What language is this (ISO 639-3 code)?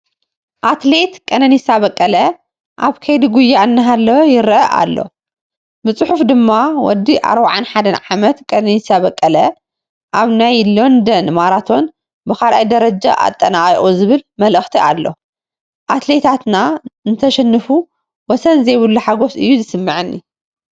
tir